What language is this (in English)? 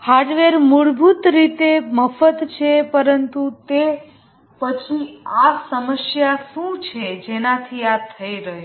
Gujarati